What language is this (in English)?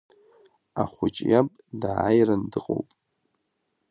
Abkhazian